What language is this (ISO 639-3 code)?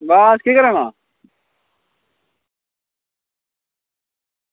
doi